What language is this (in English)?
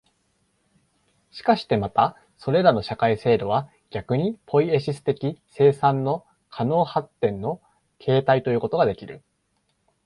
Japanese